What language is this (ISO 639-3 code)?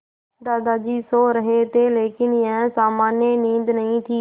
hin